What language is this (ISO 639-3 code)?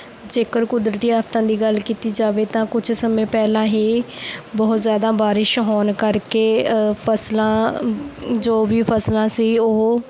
pan